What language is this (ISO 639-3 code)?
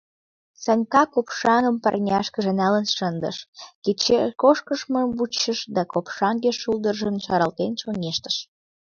chm